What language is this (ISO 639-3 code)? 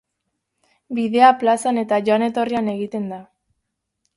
eus